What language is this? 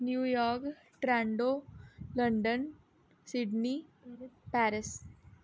Dogri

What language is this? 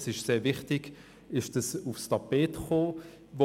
Swiss German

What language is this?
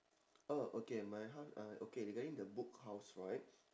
English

